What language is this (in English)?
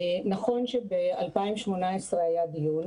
Hebrew